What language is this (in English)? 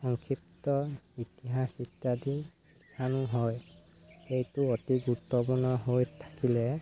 Assamese